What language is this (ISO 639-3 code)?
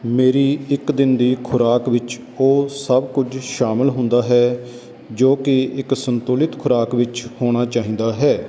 pan